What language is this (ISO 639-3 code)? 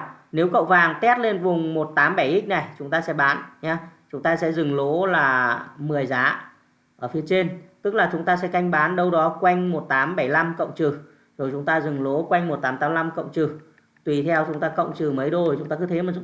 vie